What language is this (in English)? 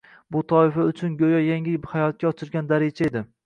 Uzbek